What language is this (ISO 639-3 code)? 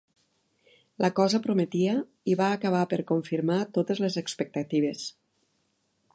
cat